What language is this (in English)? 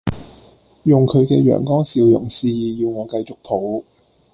Cantonese